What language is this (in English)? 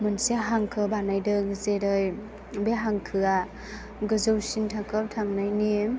Bodo